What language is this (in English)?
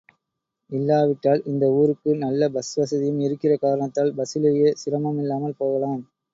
Tamil